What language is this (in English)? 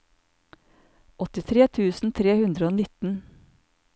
Norwegian